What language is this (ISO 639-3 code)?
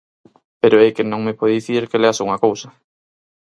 glg